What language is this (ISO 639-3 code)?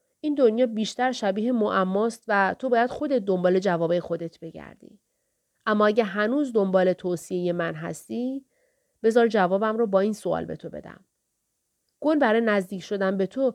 fas